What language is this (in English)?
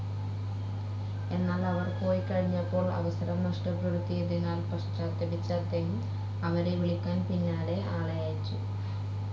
Malayalam